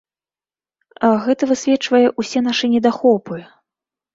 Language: Belarusian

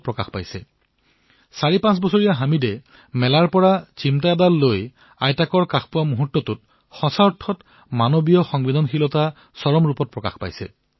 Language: Assamese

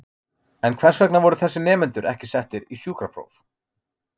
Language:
Icelandic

